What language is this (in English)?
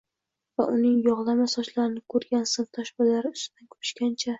Uzbek